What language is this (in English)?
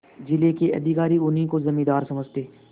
Hindi